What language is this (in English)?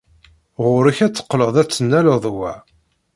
Kabyle